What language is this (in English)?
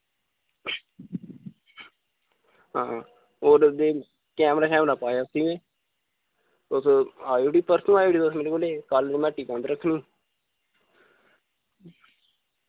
Dogri